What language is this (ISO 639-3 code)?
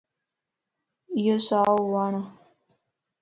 lss